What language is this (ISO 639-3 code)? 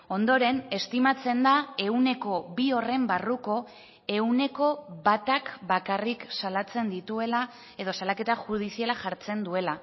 eus